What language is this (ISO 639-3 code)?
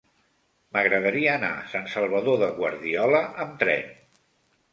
cat